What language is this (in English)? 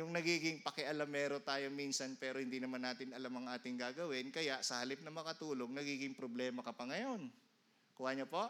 Filipino